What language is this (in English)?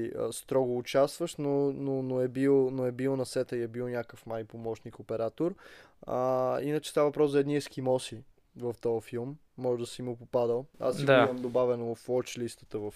Bulgarian